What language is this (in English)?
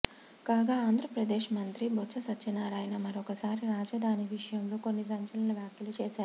Telugu